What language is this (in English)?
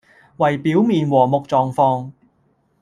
Cantonese